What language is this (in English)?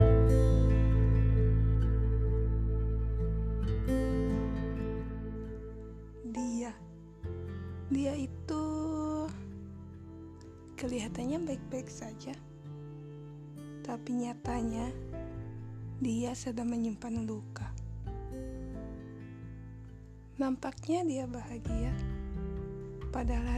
Indonesian